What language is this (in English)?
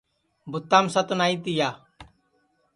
Sansi